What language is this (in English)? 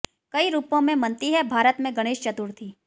Hindi